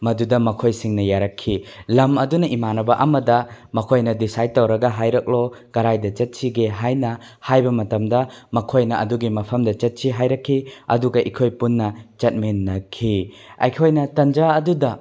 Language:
Manipuri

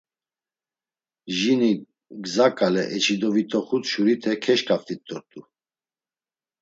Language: Laz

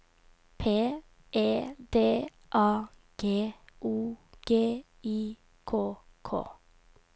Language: Norwegian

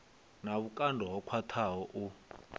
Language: Venda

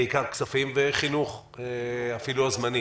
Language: Hebrew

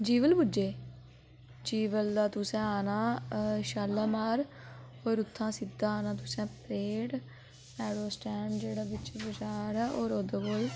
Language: Dogri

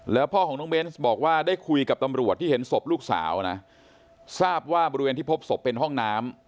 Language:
Thai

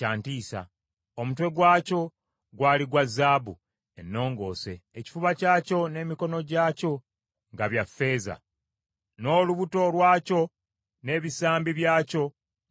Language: Ganda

